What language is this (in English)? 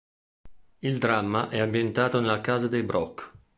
Italian